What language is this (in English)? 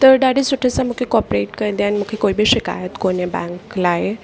Sindhi